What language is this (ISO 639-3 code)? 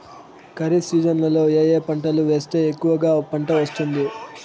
tel